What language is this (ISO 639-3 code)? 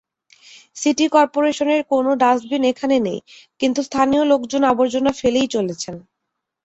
ben